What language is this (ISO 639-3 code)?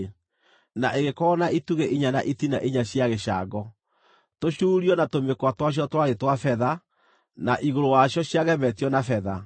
kik